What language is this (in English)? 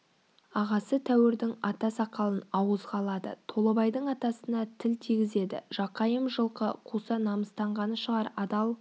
Kazakh